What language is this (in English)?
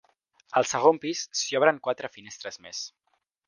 Catalan